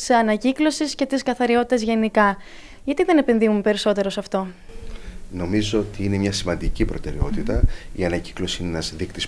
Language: Greek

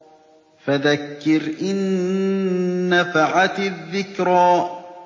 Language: Arabic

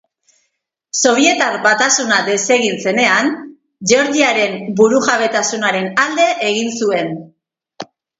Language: Basque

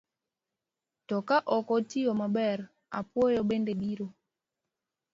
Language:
Luo (Kenya and Tanzania)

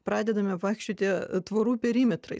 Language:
Lithuanian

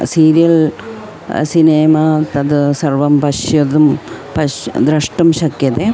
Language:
Sanskrit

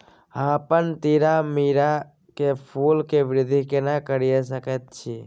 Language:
Maithili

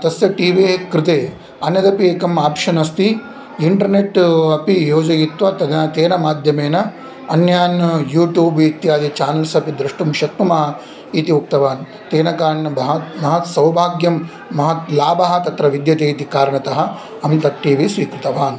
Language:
Sanskrit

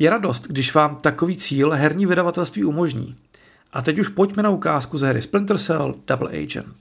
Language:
Czech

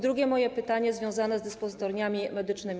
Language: Polish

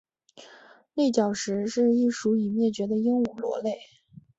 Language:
Chinese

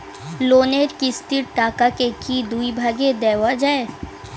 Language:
Bangla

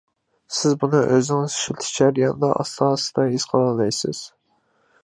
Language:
Uyghur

